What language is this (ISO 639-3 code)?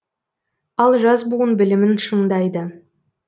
kaz